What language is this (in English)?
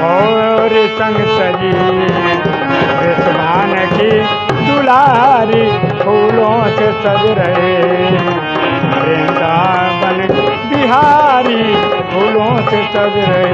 Hindi